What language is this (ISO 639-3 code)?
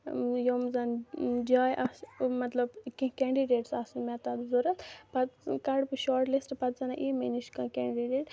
kas